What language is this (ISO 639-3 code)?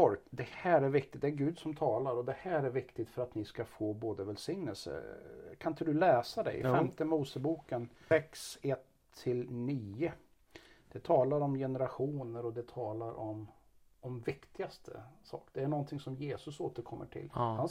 swe